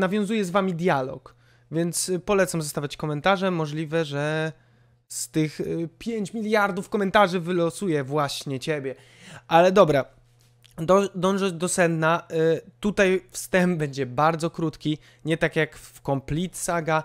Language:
Polish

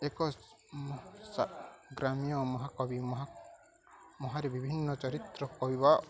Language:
Odia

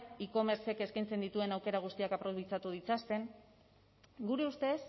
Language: Basque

